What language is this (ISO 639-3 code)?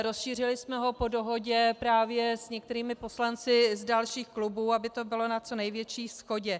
ces